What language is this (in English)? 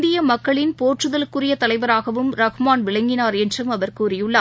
Tamil